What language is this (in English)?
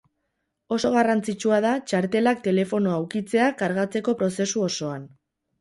Basque